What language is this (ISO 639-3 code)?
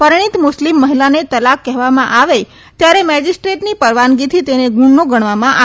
guj